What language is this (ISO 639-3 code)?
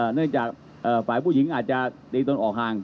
tha